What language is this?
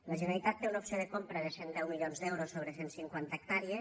Catalan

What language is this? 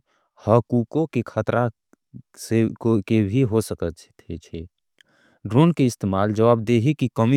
Angika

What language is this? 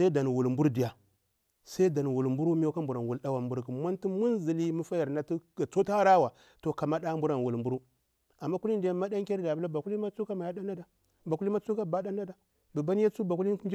Bura-Pabir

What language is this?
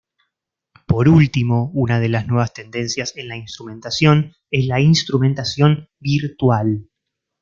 Spanish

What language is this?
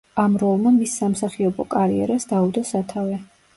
Georgian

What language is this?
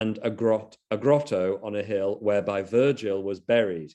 Hebrew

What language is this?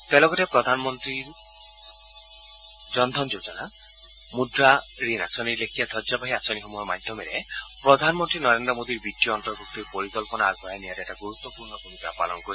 Assamese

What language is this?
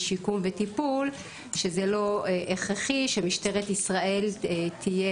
Hebrew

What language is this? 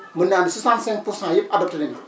Wolof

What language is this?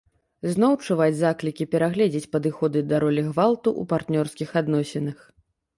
Belarusian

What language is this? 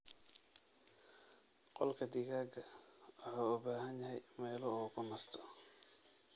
Somali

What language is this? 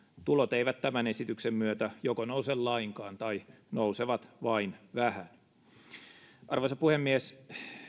Finnish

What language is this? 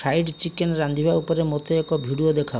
Odia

